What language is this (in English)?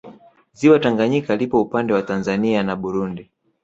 Swahili